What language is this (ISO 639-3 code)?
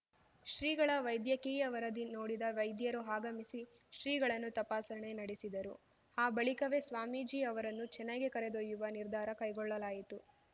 kan